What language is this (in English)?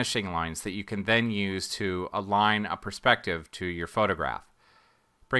English